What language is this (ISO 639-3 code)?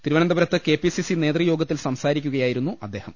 mal